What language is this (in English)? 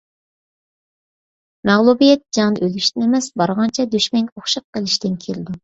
Uyghur